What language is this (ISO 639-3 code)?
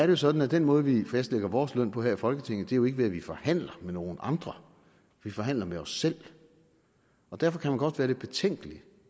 dan